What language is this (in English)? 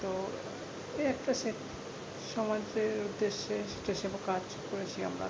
Bangla